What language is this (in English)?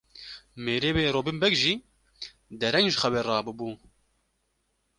Kurdish